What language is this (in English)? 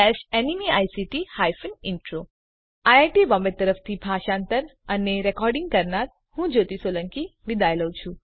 Gujarati